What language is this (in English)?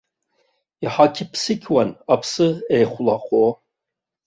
Abkhazian